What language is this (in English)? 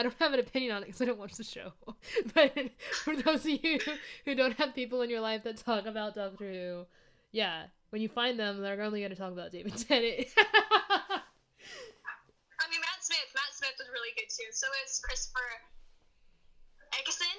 English